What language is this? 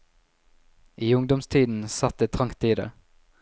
Norwegian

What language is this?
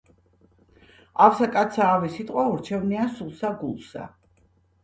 Georgian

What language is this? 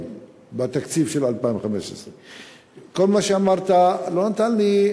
Hebrew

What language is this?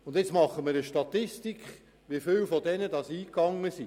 Swiss German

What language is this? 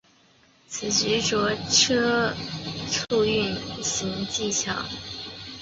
Chinese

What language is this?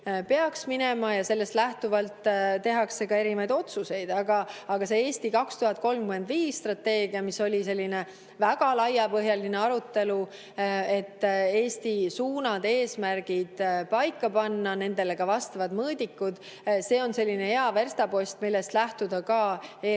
Estonian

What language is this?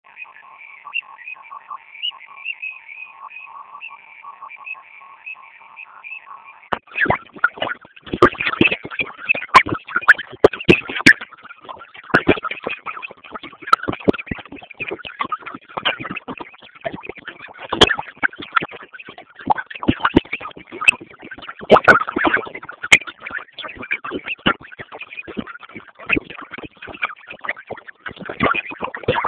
Swahili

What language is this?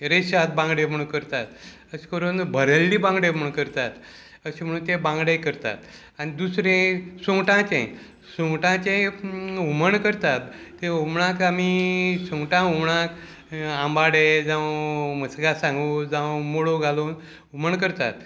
Konkani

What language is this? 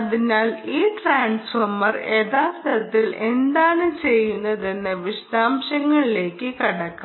Malayalam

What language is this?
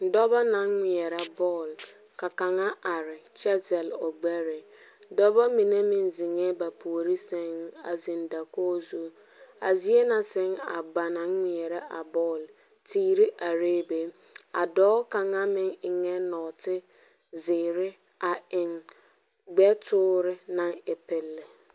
Southern Dagaare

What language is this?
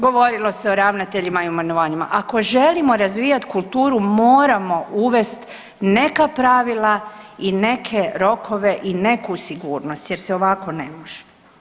Croatian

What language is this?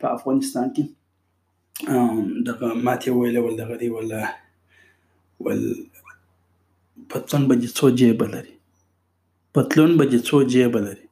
Urdu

